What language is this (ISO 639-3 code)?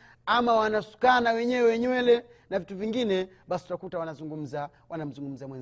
swa